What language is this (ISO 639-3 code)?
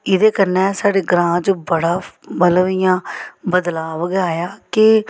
doi